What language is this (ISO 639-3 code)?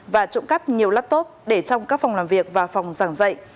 vie